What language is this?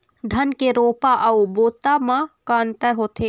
Chhattisgarhi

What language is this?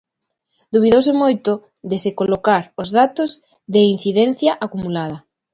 Galician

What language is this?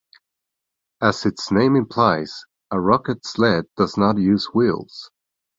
English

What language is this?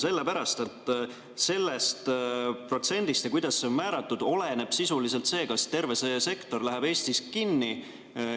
Estonian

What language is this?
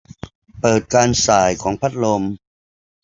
Thai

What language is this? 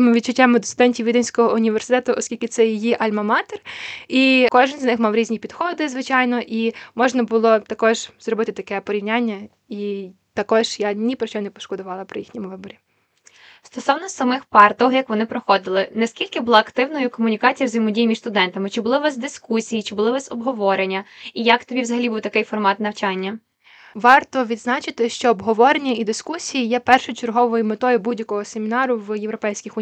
Ukrainian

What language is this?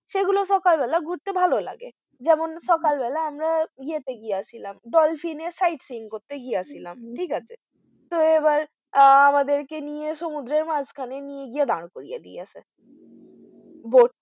Bangla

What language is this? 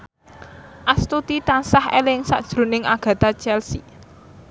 Javanese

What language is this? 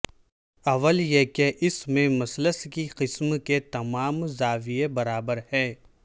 Urdu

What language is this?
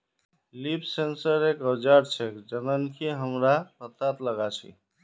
Magahi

